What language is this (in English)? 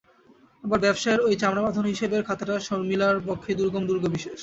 Bangla